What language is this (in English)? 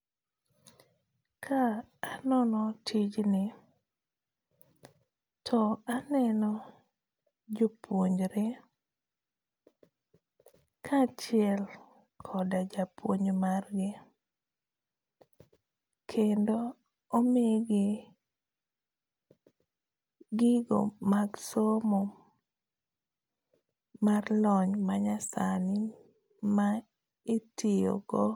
Luo (Kenya and Tanzania)